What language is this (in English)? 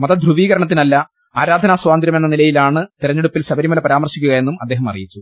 Malayalam